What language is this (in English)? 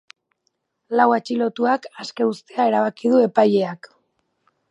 Basque